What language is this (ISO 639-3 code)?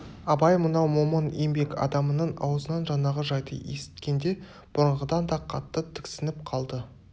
kaz